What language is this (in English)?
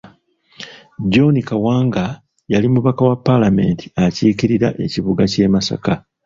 Ganda